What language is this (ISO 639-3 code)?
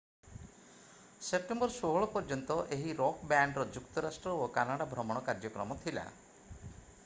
ori